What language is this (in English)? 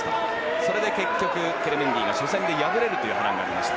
Japanese